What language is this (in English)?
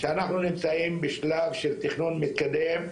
Hebrew